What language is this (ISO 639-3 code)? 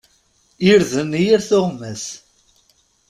kab